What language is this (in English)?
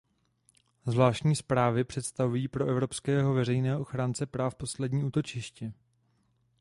Czech